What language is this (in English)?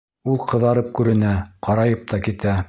Bashkir